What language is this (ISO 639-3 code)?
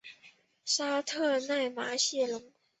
zho